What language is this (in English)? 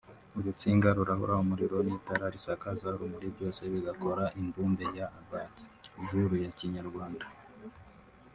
Kinyarwanda